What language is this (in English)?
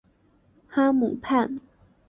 Chinese